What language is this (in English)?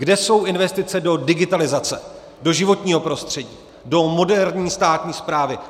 Czech